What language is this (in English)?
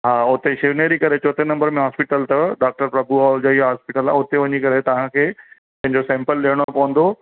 Sindhi